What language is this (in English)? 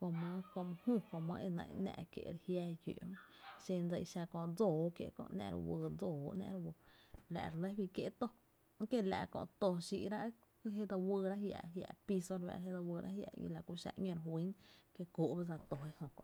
Tepinapa Chinantec